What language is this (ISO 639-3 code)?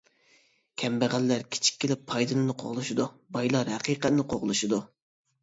uig